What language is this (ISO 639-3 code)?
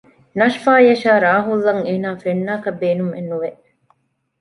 div